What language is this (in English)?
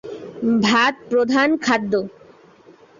Bangla